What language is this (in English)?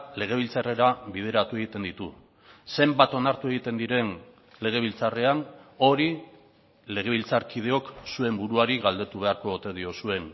Basque